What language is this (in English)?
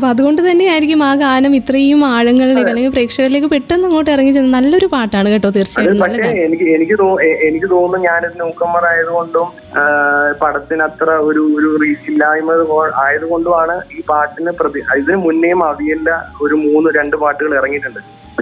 Malayalam